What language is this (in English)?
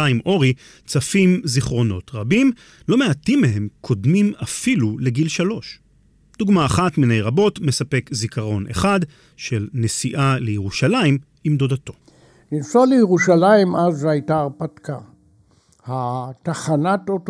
Hebrew